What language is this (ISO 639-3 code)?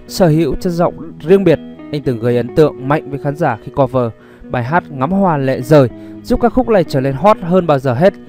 vie